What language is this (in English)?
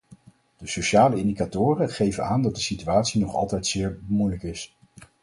Dutch